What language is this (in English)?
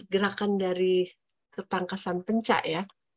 Indonesian